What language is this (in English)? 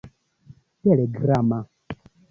Esperanto